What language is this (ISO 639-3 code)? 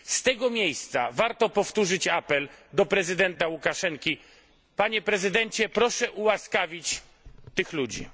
pol